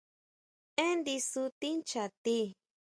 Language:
Huautla Mazatec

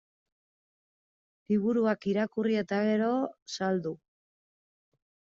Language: Basque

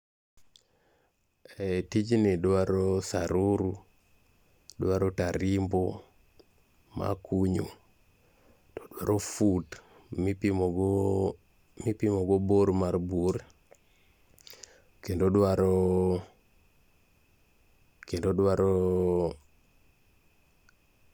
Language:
Luo (Kenya and Tanzania)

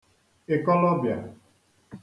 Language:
Igbo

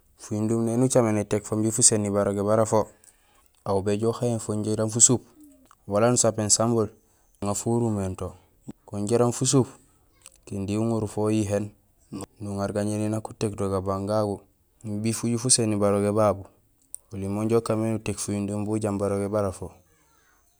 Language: Gusilay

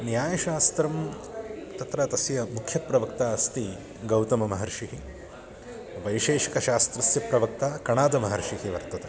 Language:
Sanskrit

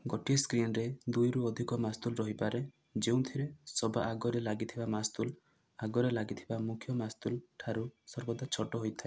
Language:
Odia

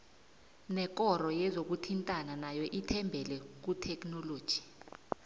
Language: South Ndebele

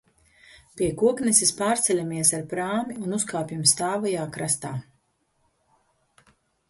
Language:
Latvian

